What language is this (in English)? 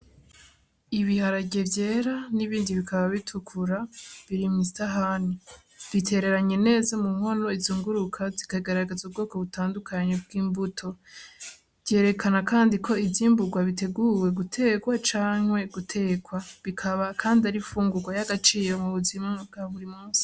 Rundi